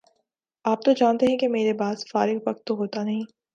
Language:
Urdu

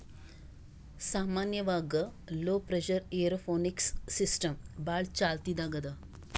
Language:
Kannada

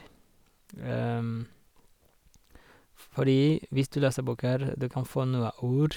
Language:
Norwegian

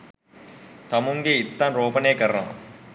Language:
Sinhala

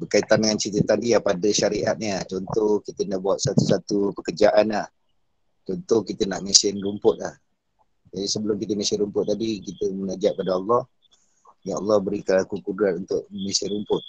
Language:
Malay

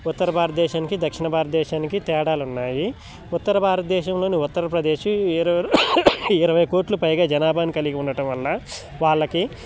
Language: Telugu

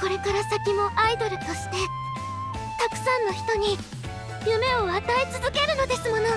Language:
Japanese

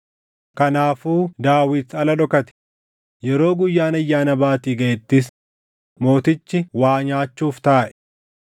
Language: Oromo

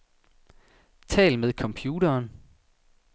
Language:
Danish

